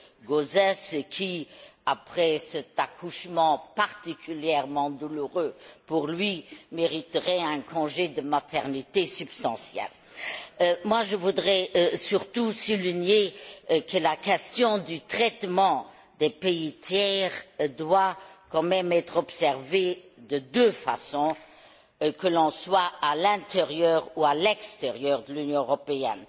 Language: French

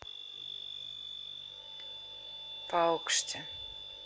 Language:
Russian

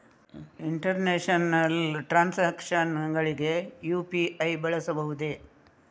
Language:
Kannada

